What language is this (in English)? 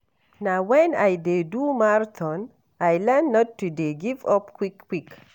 Nigerian Pidgin